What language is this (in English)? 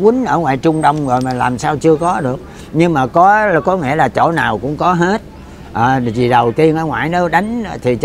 Vietnamese